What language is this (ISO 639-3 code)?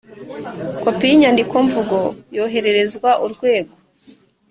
kin